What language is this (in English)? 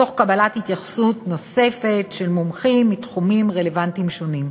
Hebrew